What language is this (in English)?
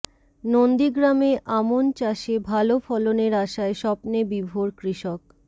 Bangla